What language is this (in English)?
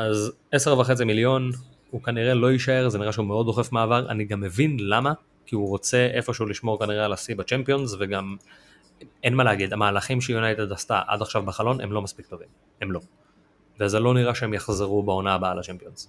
Hebrew